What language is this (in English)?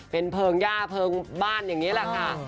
Thai